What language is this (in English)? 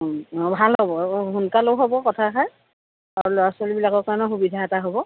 Assamese